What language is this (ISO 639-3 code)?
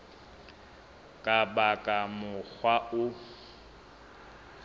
sot